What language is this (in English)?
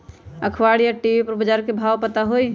Magahi